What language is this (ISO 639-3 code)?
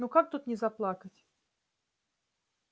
rus